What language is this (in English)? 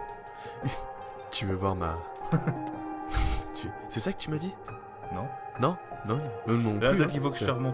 French